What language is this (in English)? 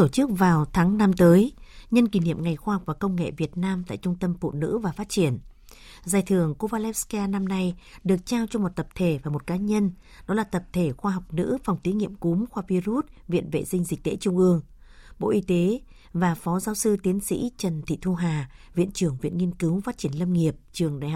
Vietnamese